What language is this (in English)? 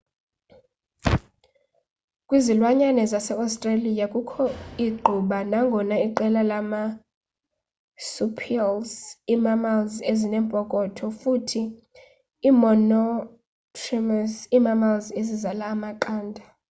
Xhosa